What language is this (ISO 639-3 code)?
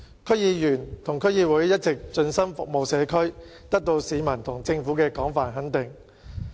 yue